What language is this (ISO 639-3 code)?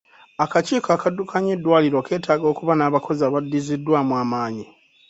lug